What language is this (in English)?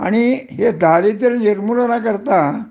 Marathi